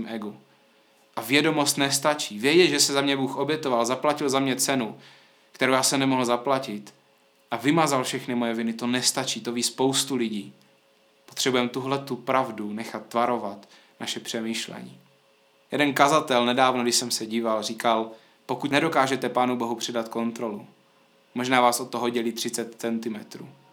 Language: Czech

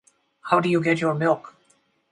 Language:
English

